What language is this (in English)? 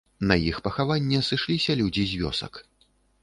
Belarusian